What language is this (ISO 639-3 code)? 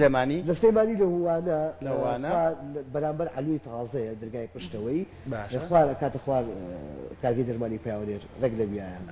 ara